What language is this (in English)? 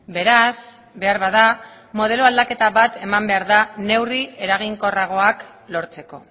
Basque